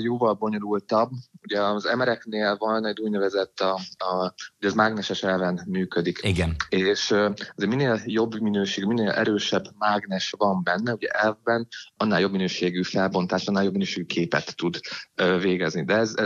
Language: Hungarian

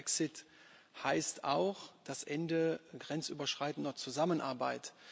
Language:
German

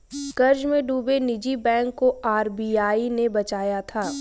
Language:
Hindi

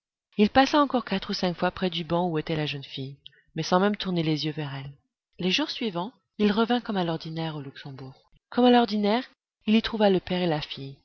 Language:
French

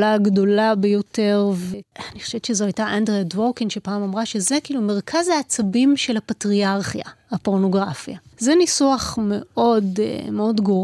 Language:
Hebrew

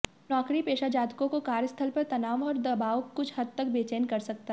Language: Hindi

